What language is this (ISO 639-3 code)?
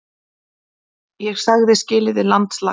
isl